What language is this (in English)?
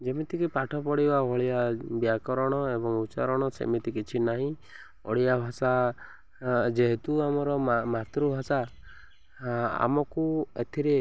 Odia